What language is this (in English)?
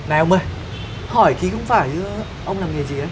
Vietnamese